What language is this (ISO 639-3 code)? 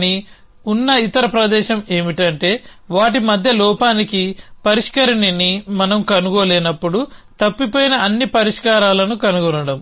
tel